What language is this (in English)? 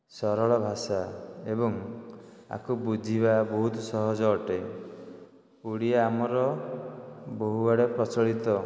Odia